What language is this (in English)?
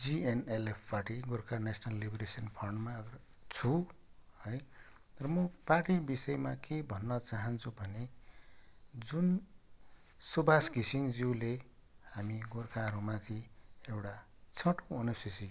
Nepali